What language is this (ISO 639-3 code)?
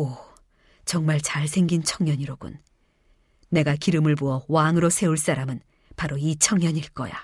kor